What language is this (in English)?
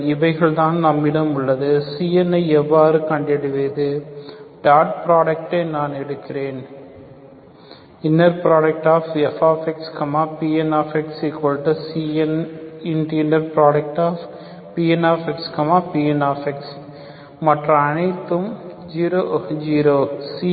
Tamil